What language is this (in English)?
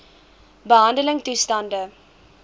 Afrikaans